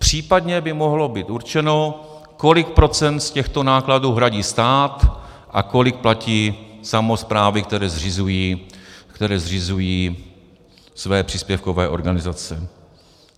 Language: Czech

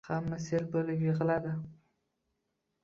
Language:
Uzbek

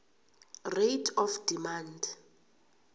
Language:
South Ndebele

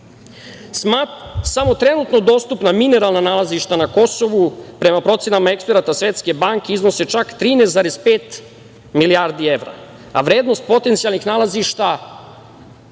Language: Serbian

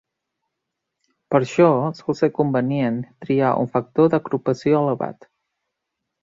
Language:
Catalan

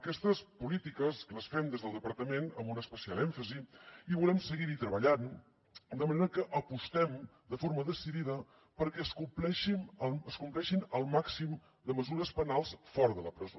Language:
Catalan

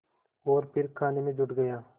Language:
Hindi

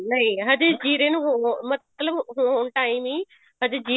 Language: Punjabi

